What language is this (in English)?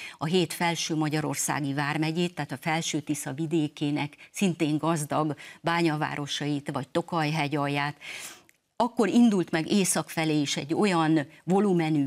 Hungarian